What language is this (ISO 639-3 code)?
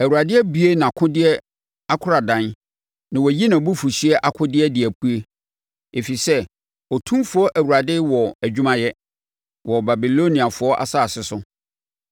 aka